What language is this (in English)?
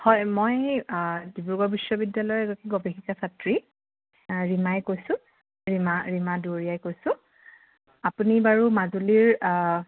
Assamese